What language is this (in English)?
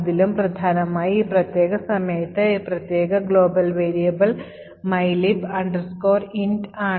Malayalam